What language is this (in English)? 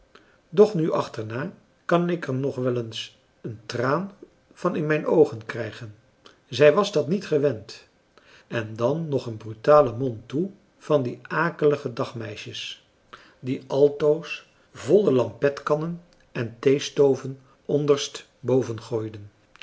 Dutch